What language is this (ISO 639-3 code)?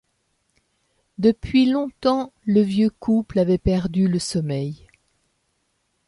fra